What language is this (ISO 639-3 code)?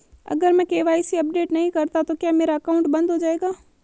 hin